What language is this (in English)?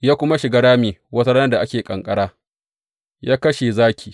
Hausa